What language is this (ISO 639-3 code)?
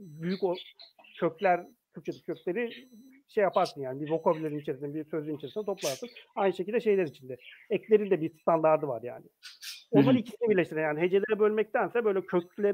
tur